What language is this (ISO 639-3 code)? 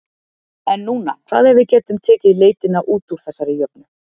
isl